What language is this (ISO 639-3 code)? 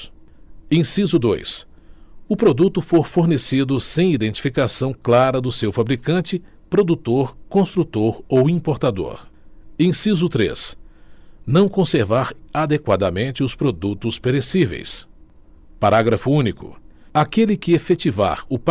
por